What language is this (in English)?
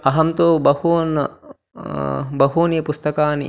Sanskrit